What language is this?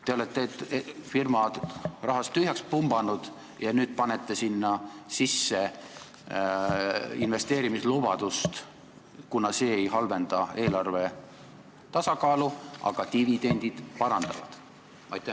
Estonian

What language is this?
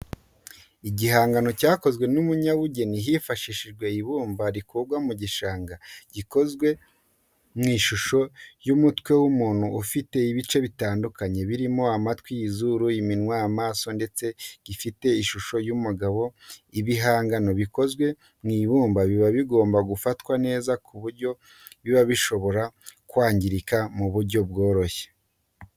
Kinyarwanda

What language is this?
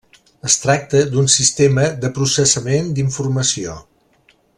Catalan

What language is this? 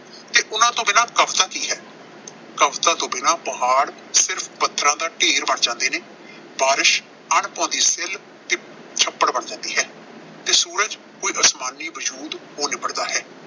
Punjabi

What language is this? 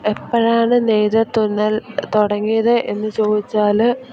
Malayalam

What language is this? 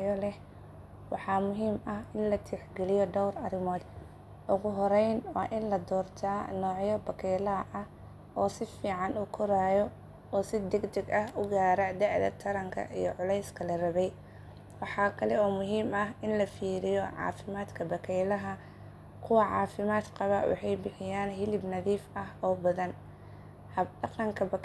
Somali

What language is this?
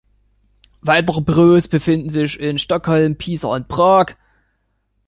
German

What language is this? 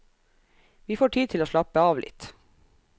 Norwegian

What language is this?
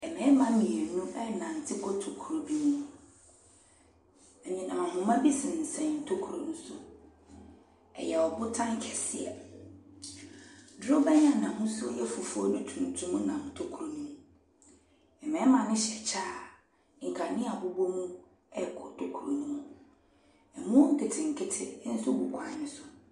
Akan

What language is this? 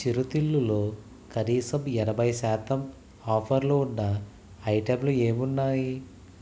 Telugu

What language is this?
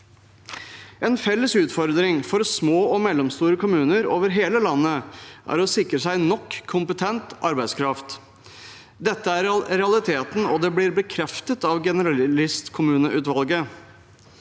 Norwegian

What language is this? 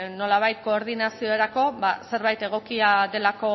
Basque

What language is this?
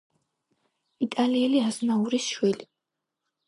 Georgian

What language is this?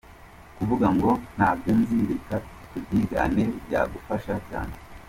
Kinyarwanda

